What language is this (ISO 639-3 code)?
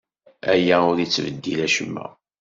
kab